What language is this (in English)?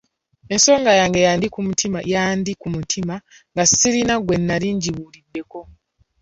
Ganda